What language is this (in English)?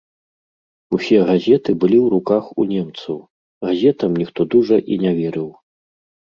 Belarusian